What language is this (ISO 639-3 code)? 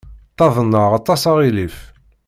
kab